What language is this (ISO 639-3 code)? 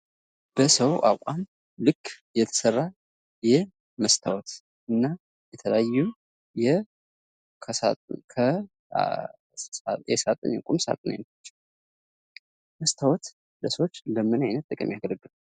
amh